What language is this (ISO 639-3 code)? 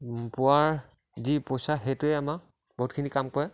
asm